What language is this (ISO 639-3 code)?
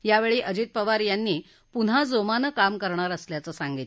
mar